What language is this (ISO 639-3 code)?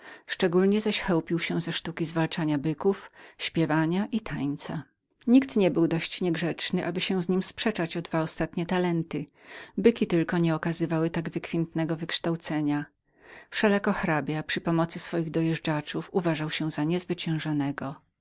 pol